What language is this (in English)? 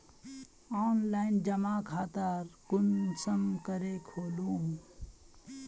Magahi